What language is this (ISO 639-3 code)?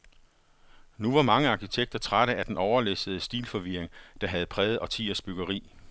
dan